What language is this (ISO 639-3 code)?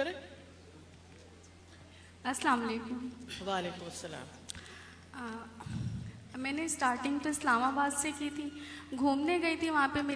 urd